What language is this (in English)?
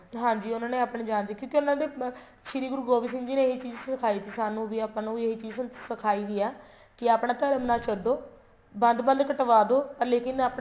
Punjabi